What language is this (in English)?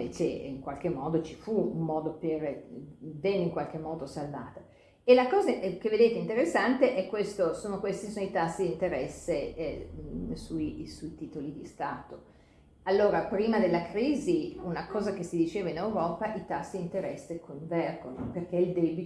Italian